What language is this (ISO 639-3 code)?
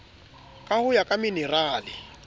sot